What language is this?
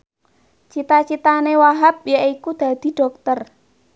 Javanese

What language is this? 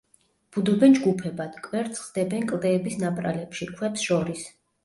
Georgian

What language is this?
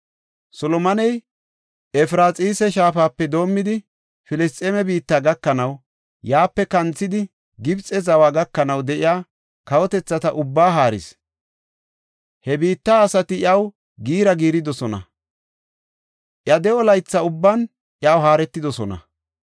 Gofa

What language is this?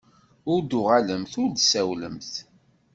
Kabyle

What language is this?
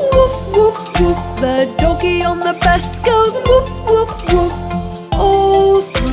English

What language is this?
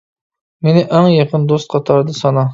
Uyghur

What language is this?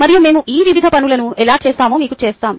Telugu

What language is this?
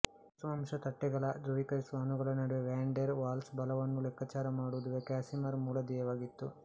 Kannada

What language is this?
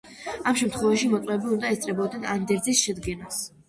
Georgian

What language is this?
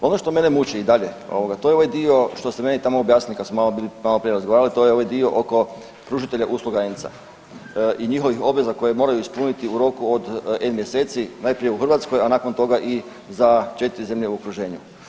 Croatian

